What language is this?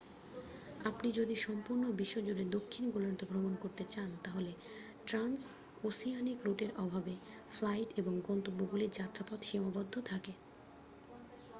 Bangla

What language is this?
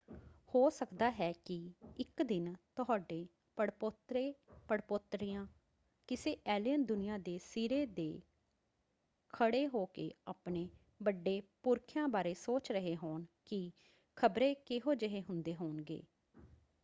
Punjabi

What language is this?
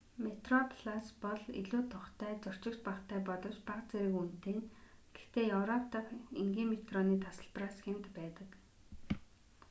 Mongolian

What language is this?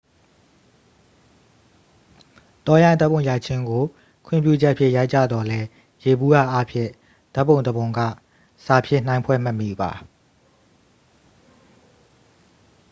Burmese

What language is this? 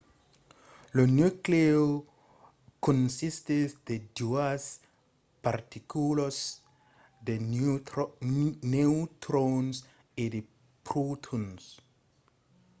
Occitan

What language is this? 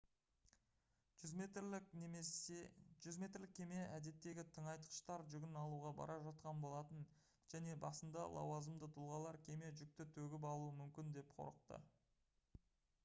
Kazakh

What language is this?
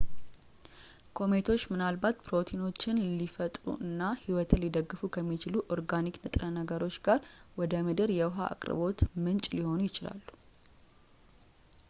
Amharic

